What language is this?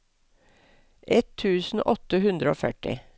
Norwegian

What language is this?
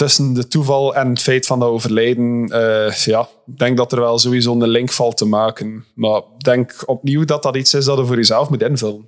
Dutch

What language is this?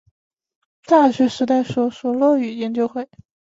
Chinese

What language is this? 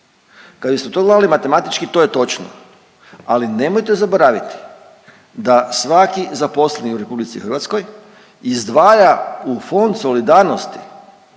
Croatian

